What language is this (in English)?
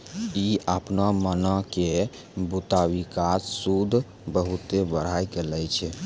Maithili